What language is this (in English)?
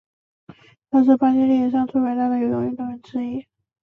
Chinese